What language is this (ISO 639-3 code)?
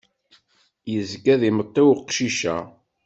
kab